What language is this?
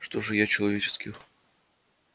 Russian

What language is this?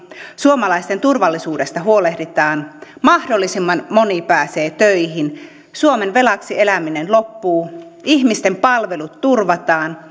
Finnish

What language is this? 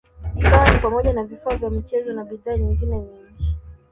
Swahili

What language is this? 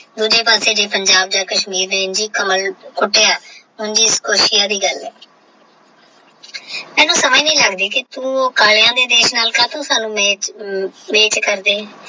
Punjabi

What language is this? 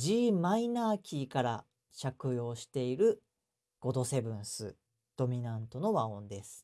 Japanese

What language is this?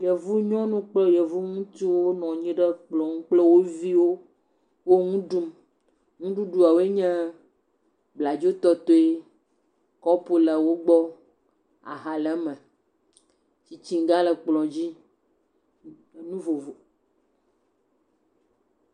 Ewe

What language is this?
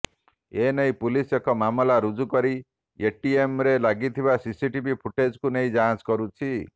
Odia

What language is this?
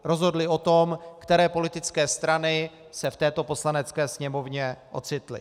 Czech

